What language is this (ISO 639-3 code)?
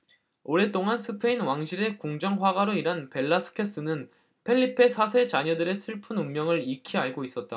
kor